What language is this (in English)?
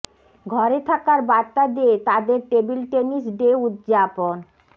Bangla